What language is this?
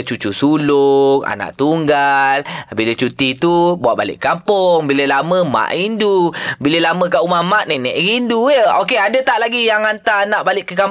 Malay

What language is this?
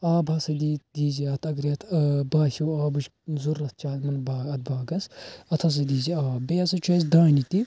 Kashmiri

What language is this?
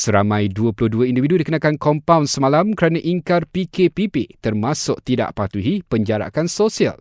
Malay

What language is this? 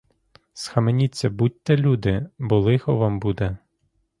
Ukrainian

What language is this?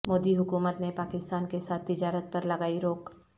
Urdu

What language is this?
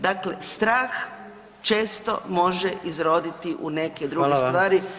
Croatian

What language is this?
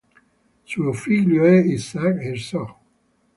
Italian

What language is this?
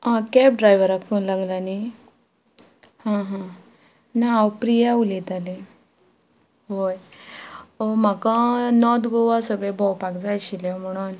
Konkani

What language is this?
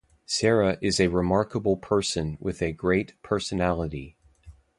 English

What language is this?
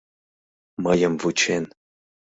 Mari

